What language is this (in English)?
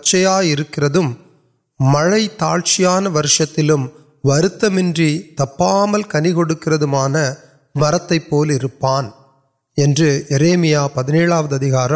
Urdu